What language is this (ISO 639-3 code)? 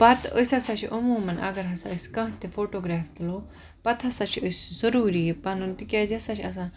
kas